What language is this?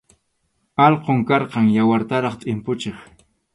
Arequipa-La Unión Quechua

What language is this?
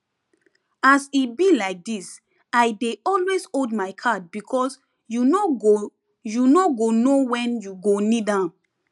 Nigerian Pidgin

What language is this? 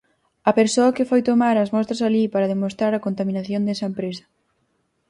Galician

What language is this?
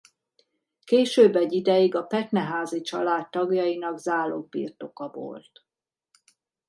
Hungarian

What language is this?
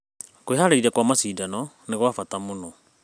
Kikuyu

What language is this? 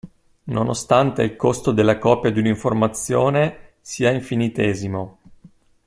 Italian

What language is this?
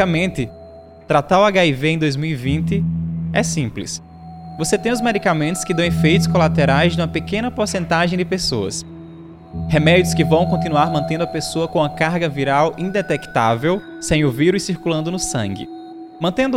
Portuguese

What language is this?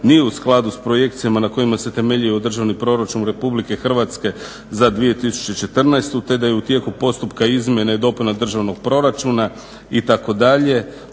Croatian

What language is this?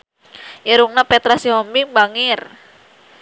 Sundanese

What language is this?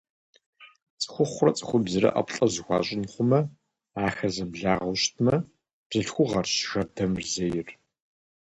Kabardian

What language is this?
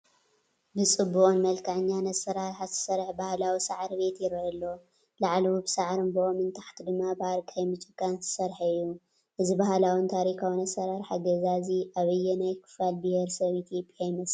Tigrinya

